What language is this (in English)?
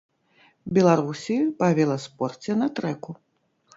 Belarusian